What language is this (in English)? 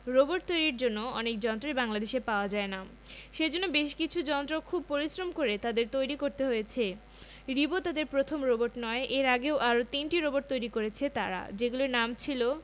Bangla